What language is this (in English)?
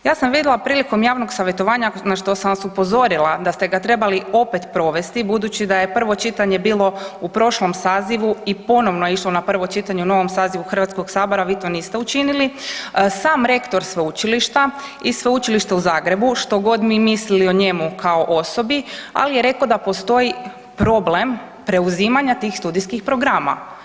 Croatian